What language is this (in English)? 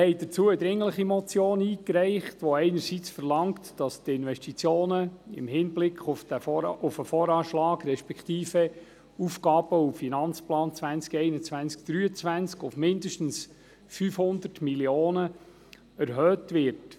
Swiss German